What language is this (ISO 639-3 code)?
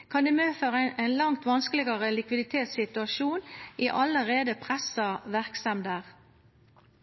nno